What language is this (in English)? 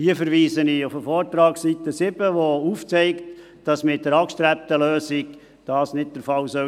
Swiss German